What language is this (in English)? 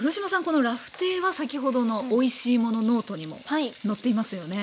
Japanese